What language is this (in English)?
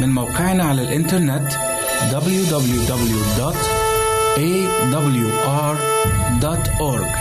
Arabic